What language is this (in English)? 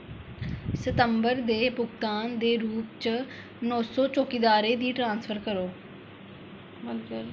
Dogri